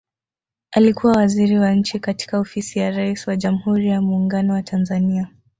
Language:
Swahili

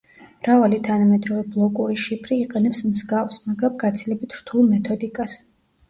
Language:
Georgian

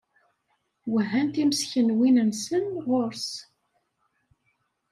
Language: Kabyle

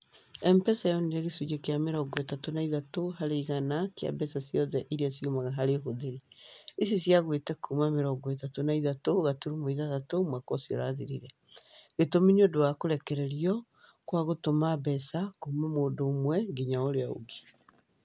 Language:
Kikuyu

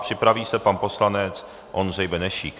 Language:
Czech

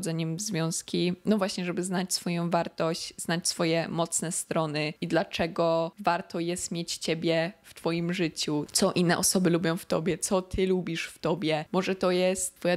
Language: Polish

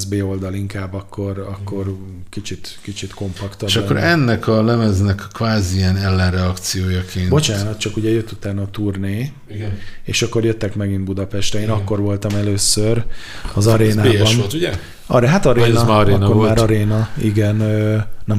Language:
Hungarian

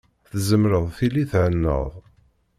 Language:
Kabyle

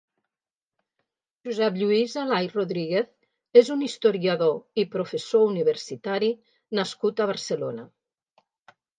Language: Catalan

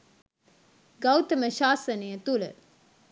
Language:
Sinhala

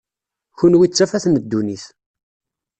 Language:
Kabyle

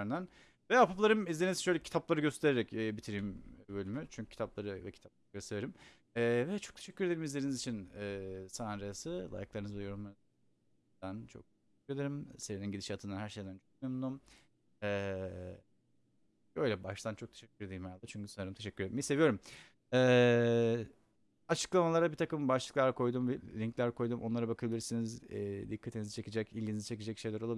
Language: Turkish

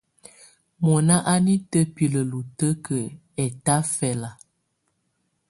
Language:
Tunen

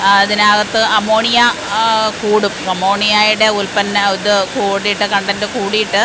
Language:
Malayalam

